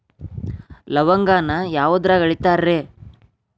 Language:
Kannada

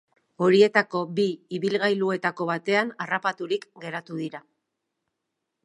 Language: Basque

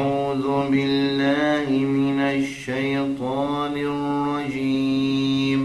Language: Arabic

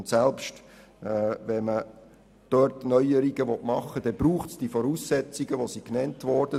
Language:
Swiss German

